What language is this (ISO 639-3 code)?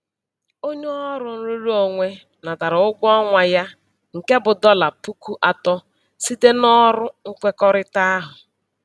ibo